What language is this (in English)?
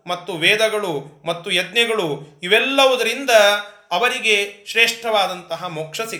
Kannada